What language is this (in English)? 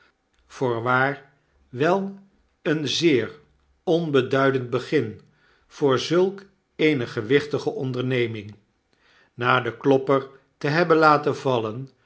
Dutch